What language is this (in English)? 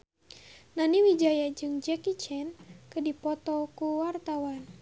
Sundanese